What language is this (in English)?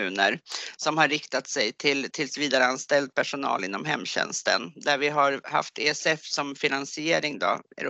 Swedish